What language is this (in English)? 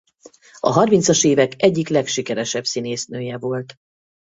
Hungarian